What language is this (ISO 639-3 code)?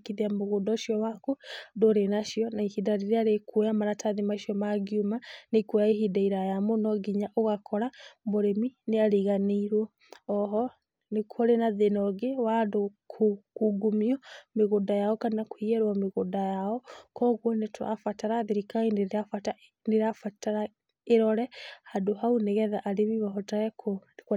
kik